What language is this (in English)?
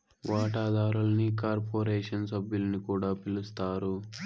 Telugu